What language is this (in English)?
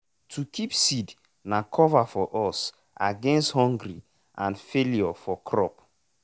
Nigerian Pidgin